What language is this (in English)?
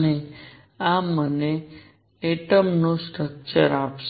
Gujarati